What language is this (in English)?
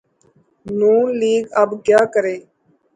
Urdu